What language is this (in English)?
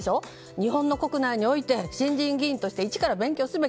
Japanese